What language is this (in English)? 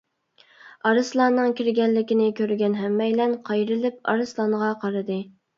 Uyghur